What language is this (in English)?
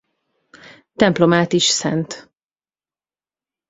Hungarian